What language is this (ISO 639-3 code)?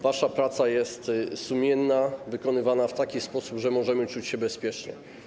pol